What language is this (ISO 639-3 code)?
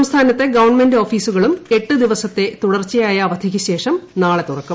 mal